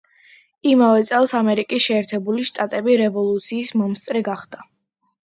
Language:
Georgian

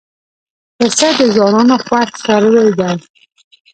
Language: Pashto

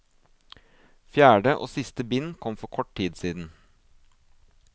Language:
Norwegian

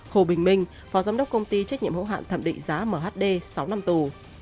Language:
Vietnamese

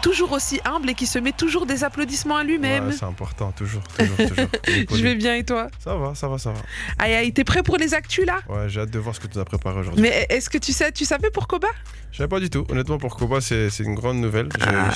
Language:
French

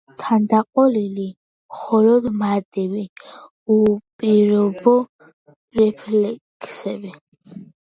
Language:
Georgian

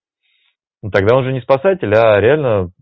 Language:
Russian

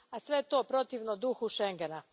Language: Croatian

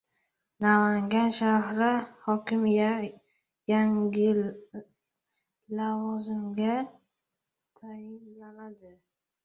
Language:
Uzbek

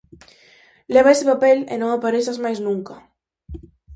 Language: Galician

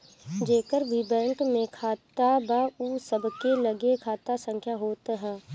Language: Bhojpuri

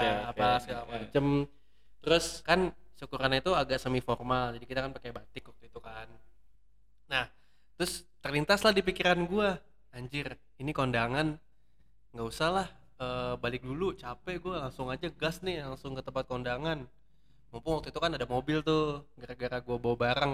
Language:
Indonesian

